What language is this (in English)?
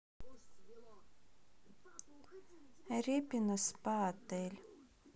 Russian